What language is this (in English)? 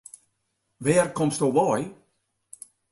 Western Frisian